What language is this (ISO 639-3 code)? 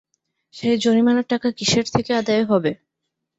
ben